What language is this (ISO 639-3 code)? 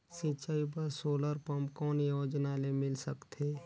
hne